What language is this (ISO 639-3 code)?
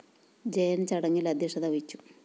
mal